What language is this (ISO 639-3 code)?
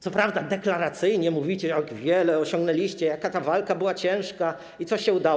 pol